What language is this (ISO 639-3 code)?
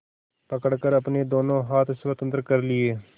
hin